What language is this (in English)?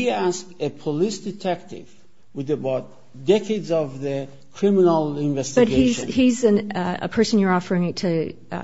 English